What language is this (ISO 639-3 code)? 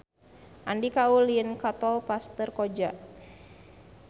sun